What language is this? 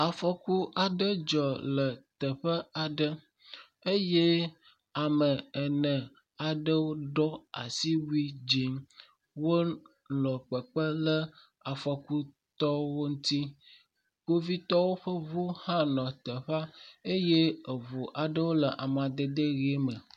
Ewe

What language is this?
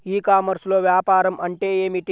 Telugu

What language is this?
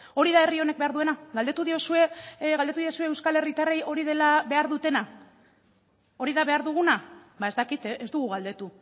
Basque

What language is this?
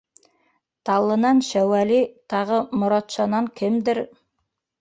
Bashkir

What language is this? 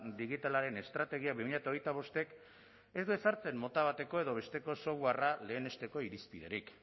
Basque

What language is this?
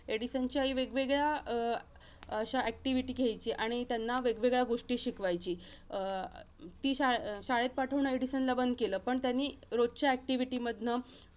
Marathi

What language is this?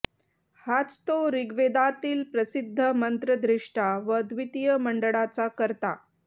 Marathi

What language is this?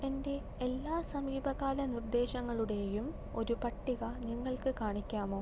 Malayalam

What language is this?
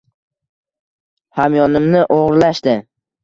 Uzbek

